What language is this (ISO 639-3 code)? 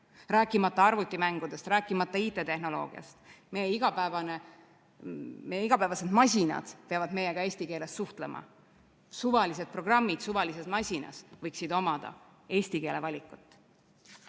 est